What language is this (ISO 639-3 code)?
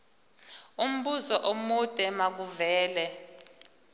zul